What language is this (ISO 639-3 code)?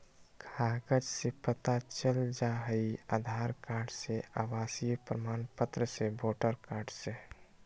mag